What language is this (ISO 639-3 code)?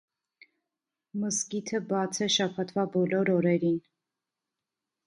hye